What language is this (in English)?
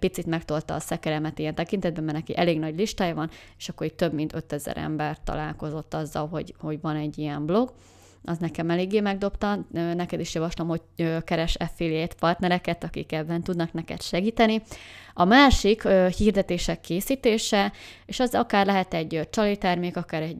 Hungarian